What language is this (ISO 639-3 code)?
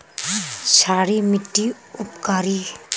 mag